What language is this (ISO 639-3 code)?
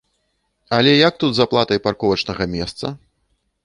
bel